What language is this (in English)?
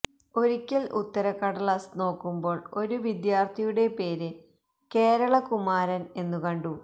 Malayalam